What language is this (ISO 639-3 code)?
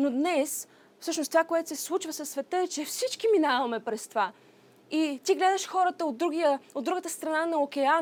bul